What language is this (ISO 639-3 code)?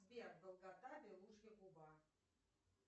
rus